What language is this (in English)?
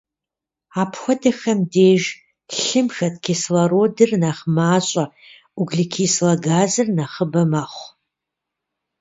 Kabardian